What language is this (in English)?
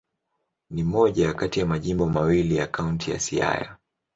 Swahili